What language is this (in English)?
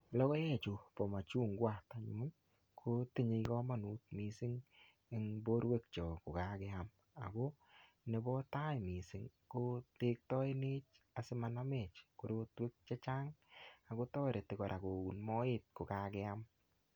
Kalenjin